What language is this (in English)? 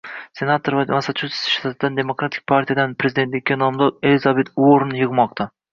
Uzbek